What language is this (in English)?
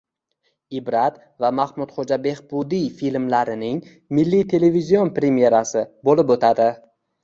Uzbek